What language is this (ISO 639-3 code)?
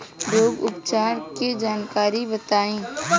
bho